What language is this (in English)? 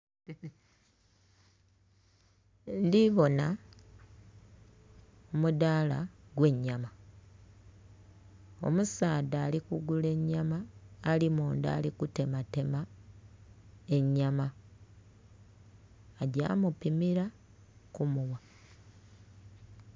Soga